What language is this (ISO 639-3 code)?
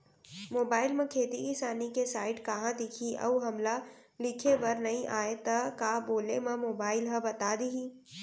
hne